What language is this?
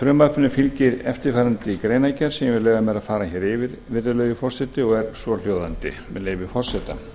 Icelandic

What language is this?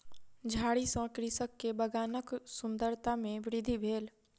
Maithili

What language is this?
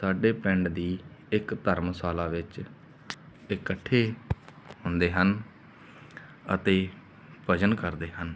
Punjabi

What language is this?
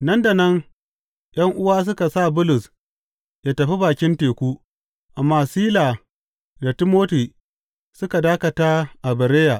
Hausa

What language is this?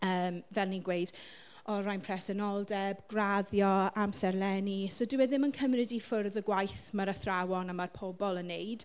Welsh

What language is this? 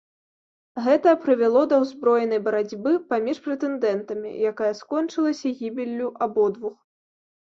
Belarusian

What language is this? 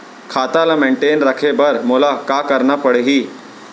Chhattisgarhi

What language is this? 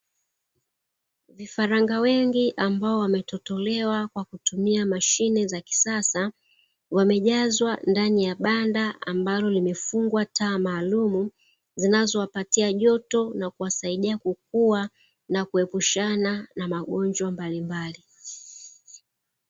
Swahili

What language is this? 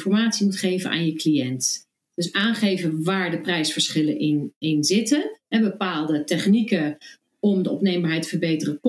Dutch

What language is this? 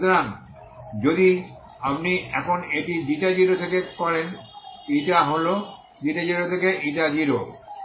Bangla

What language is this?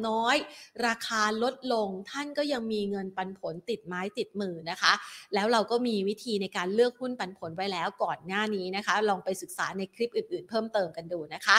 Thai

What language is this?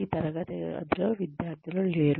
Telugu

